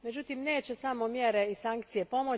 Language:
Croatian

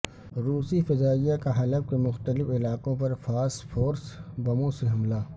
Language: Urdu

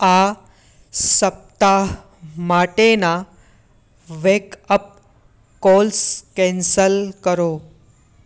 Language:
Gujarati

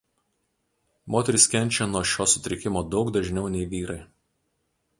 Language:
Lithuanian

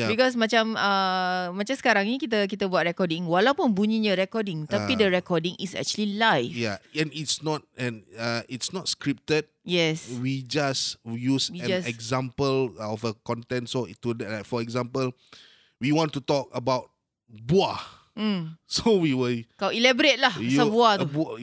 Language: Malay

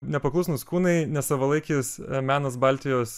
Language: Lithuanian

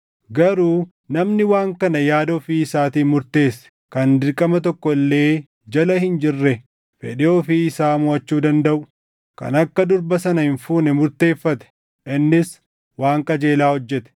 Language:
Oromo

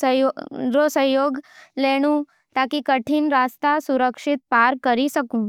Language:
Nimadi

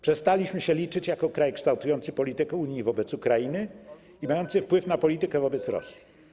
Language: Polish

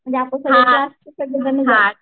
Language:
Marathi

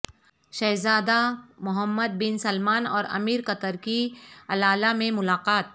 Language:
Urdu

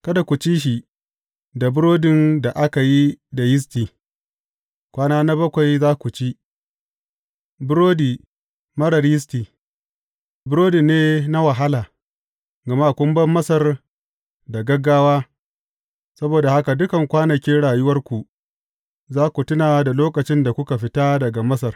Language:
Hausa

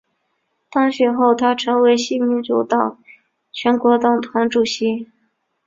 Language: Chinese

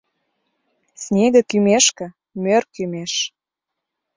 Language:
Mari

